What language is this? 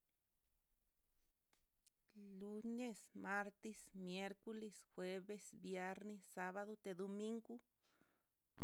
Mitlatongo Mixtec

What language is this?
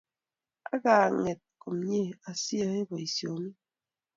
Kalenjin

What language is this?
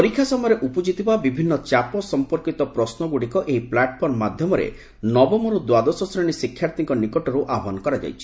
Odia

